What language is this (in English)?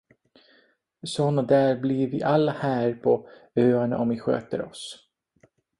Swedish